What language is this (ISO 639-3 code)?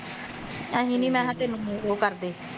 pan